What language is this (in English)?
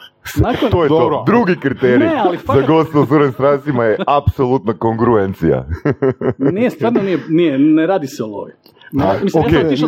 Croatian